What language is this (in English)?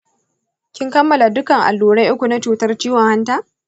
Hausa